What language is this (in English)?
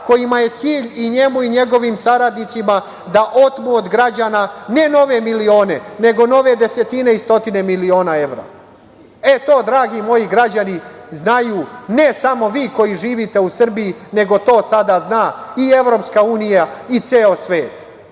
Serbian